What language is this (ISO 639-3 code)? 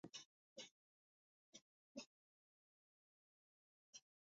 spa